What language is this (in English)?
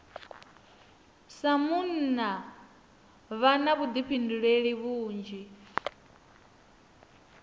Venda